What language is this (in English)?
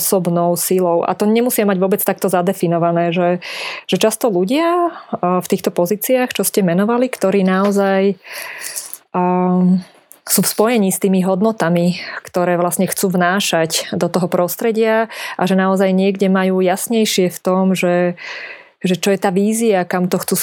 Slovak